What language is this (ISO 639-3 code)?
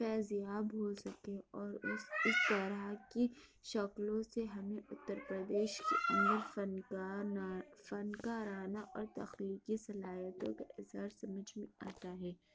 urd